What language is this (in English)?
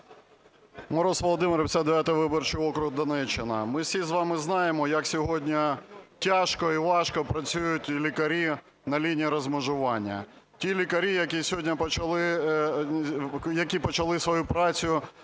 Ukrainian